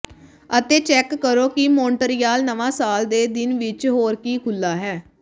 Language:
Punjabi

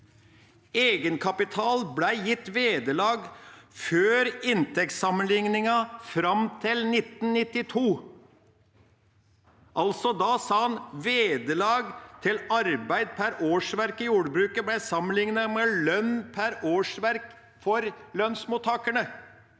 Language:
Norwegian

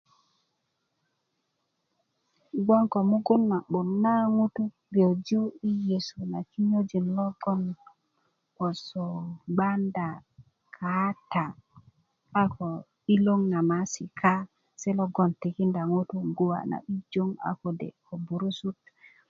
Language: Kuku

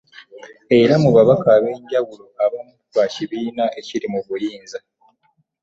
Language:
Ganda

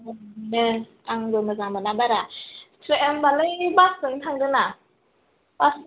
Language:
Bodo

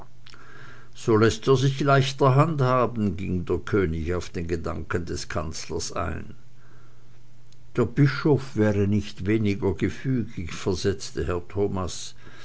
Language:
German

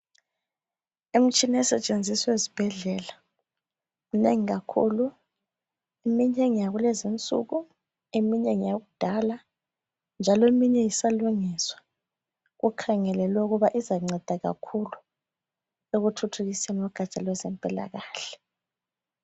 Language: North Ndebele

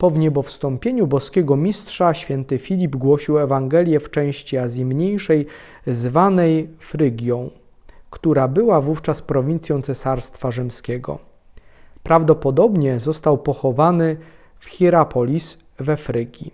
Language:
Polish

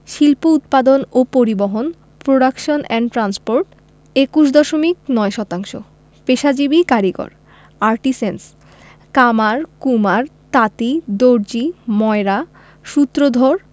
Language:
Bangla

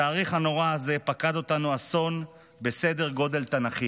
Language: Hebrew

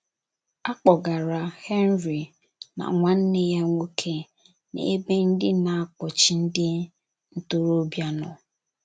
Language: Igbo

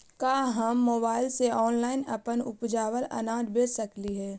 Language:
Magahi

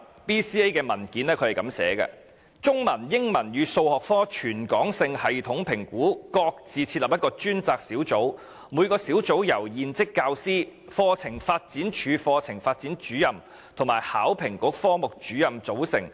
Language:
Cantonese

